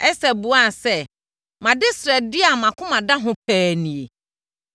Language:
Akan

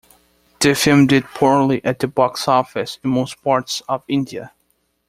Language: English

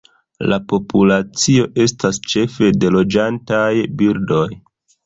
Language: Esperanto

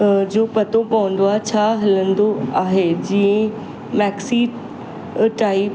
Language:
Sindhi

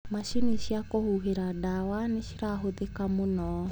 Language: Kikuyu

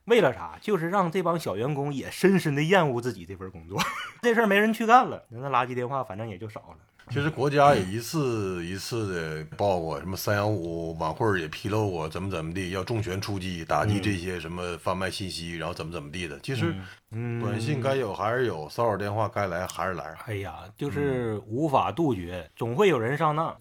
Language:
Chinese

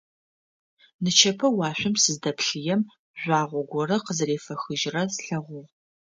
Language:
Adyghe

